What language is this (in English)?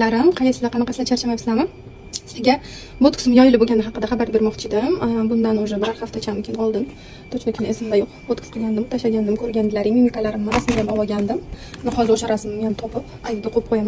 Arabic